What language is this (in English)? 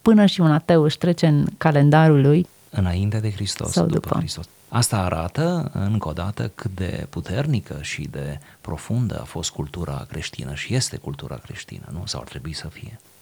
Romanian